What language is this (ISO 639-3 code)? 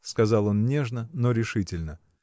rus